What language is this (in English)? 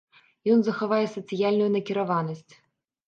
Belarusian